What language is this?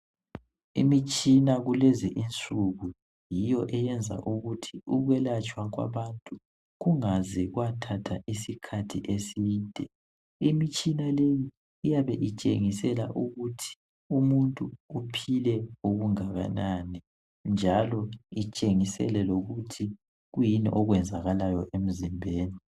North Ndebele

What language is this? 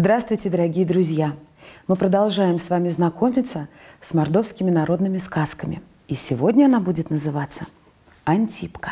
Russian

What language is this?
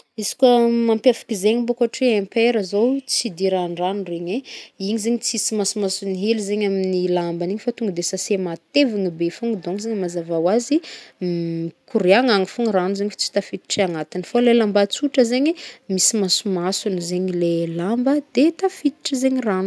Northern Betsimisaraka Malagasy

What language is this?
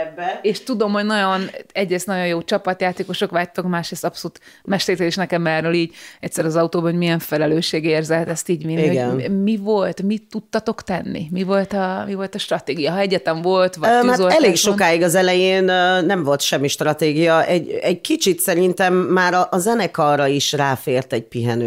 Hungarian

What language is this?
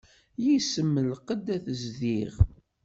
Kabyle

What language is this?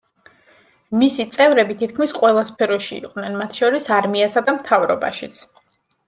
Georgian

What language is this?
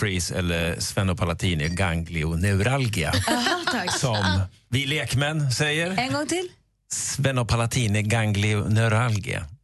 Swedish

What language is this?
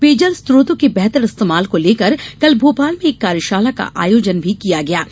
Hindi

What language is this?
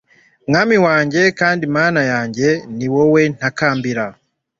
Kinyarwanda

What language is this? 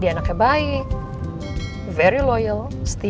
Indonesian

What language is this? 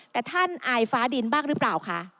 Thai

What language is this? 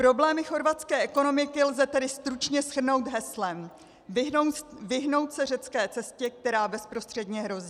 Czech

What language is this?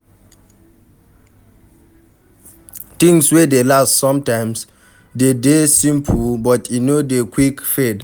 Nigerian Pidgin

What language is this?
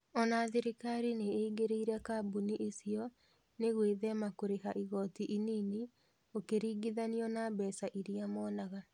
Kikuyu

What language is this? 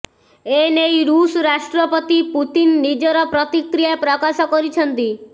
Odia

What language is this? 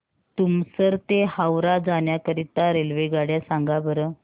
Marathi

